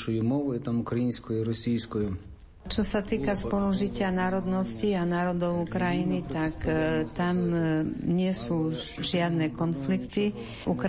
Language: Slovak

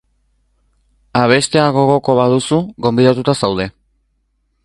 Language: Basque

